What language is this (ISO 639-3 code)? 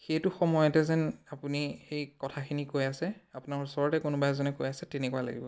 asm